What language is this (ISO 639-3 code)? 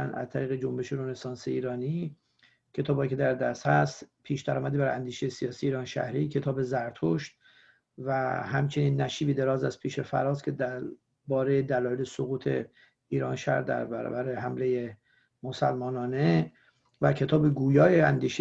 fas